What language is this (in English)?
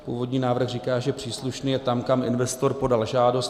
Czech